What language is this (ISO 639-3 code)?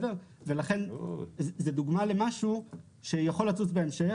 heb